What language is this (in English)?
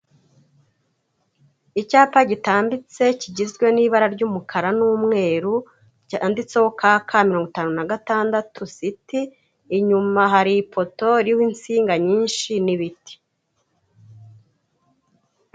Kinyarwanda